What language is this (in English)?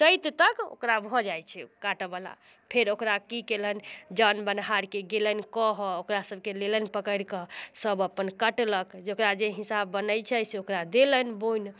Maithili